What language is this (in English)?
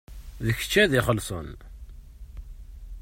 Kabyle